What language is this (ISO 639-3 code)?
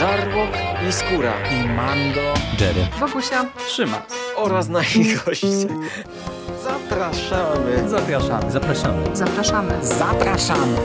pol